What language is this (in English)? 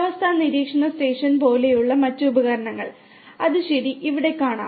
Malayalam